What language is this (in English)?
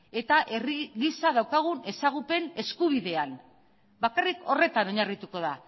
Basque